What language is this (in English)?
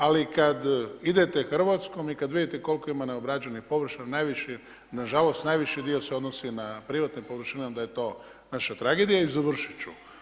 Croatian